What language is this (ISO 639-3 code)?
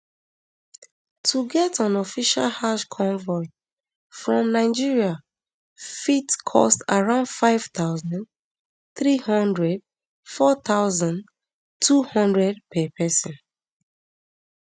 pcm